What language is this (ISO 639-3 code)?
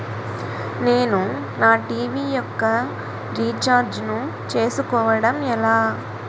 tel